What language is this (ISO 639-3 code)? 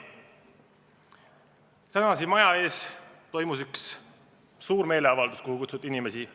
est